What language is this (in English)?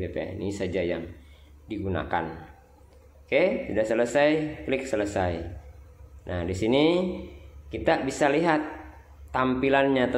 Indonesian